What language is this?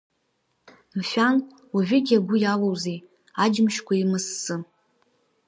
Abkhazian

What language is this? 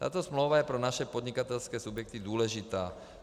Czech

